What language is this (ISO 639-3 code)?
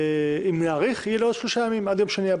heb